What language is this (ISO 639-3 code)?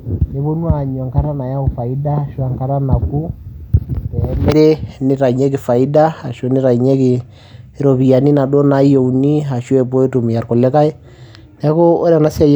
mas